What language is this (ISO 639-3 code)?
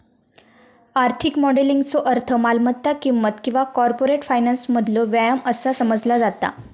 mar